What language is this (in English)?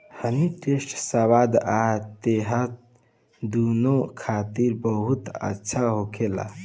Bhojpuri